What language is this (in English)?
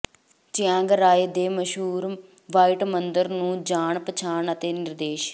Punjabi